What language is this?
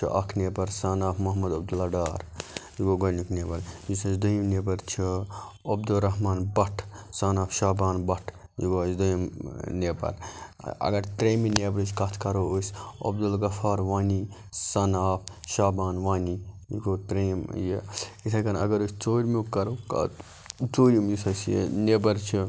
Kashmiri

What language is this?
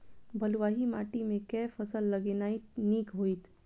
Maithili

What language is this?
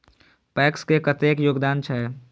Maithili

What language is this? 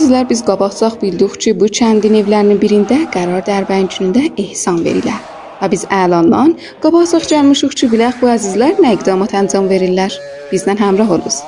Persian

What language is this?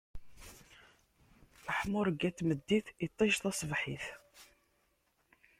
Kabyle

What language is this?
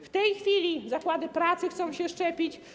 Polish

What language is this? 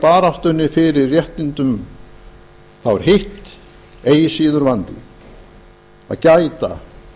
Icelandic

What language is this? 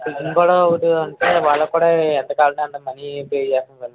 Telugu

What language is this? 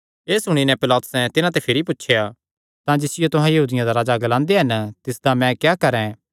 Kangri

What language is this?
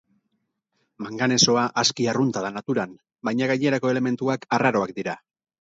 Basque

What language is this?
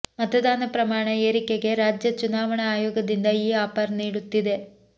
Kannada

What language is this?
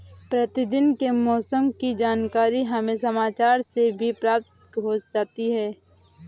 Hindi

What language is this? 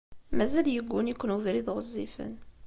Kabyle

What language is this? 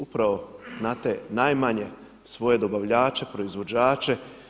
Croatian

